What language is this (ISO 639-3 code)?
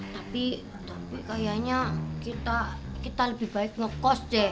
ind